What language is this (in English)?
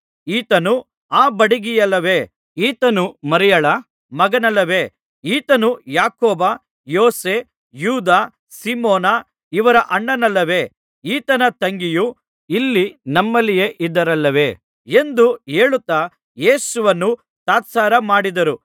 Kannada